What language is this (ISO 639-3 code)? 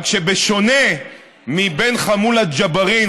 heb